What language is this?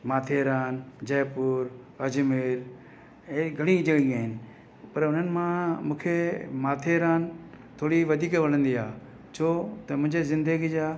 Sindhi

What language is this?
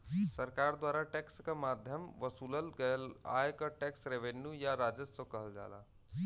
Bhojpuri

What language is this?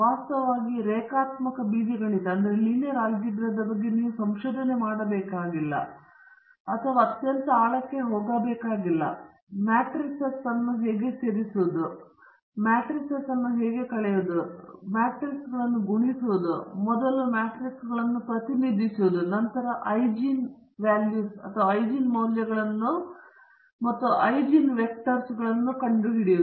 Kannada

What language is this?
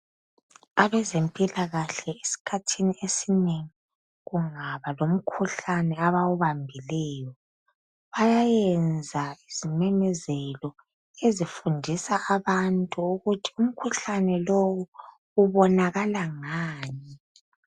North Ndebele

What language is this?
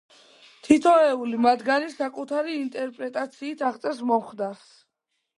Georgian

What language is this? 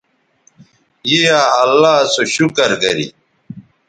Bateri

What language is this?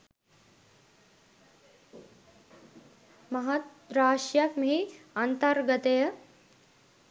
Sinhala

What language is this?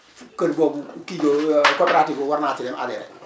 Wolof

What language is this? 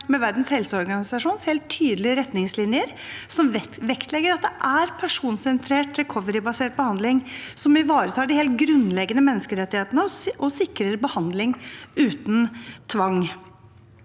Norwegian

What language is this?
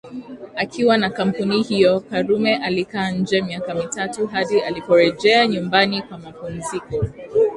Swahili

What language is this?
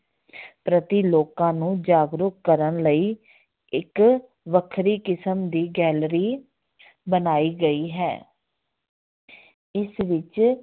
Punjabi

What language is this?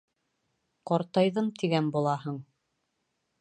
Bashkir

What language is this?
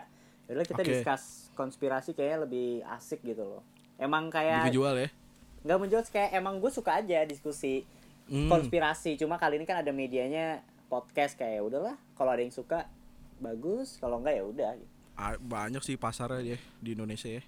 Indonesian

